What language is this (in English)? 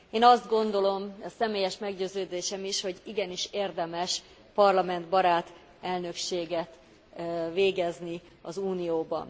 Hungarian